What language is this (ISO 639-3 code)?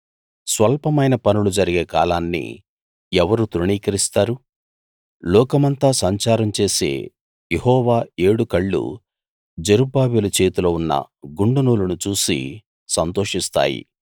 tel